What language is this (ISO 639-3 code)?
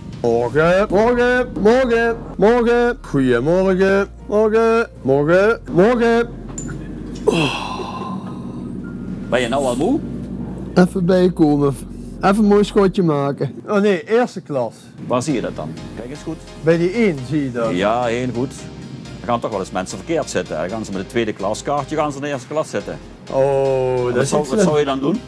nld